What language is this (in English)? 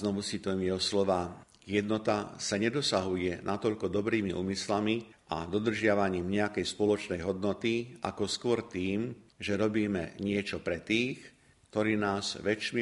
Slovak